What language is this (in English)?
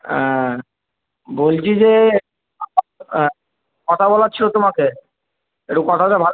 Bangla